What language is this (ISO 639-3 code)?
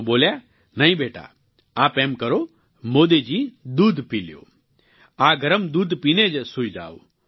guj